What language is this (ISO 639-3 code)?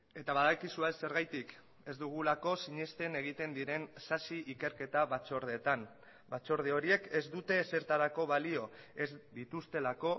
eus